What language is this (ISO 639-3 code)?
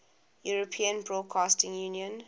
eng